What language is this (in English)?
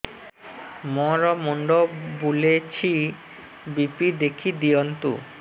Odia